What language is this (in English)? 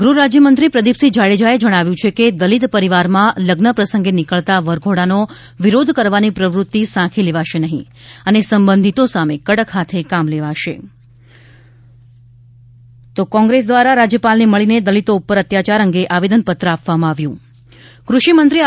Gujarati